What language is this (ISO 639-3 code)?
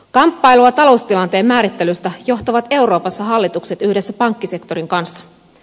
fin